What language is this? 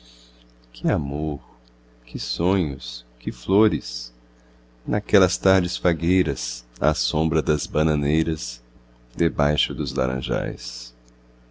Portuguese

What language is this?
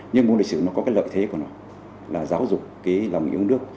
Vietnamese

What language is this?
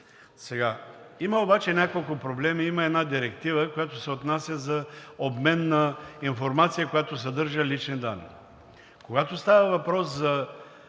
Bulgarian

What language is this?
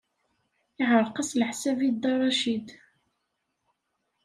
Kabyle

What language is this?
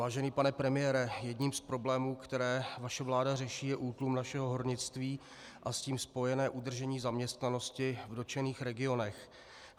Czech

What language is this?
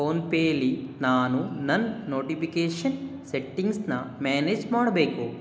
Kannada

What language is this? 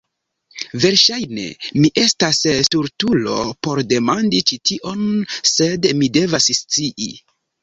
Esperanto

